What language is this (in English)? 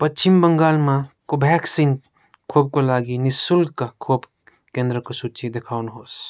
Nepali